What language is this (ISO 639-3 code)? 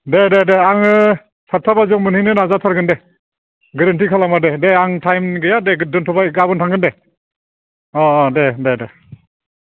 brx